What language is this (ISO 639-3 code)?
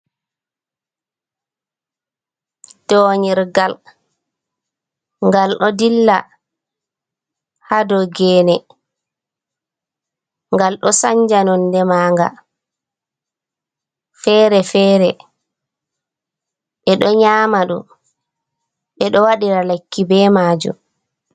ful